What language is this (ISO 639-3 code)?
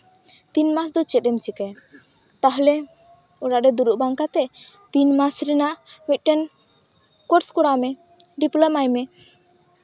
sat